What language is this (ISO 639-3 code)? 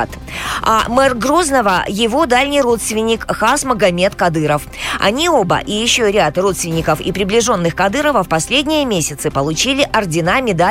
rus